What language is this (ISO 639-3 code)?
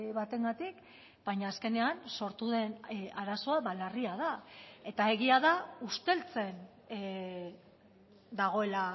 eus